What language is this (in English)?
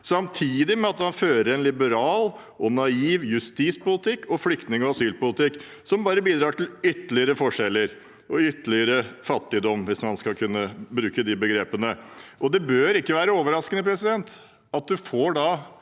Norwegian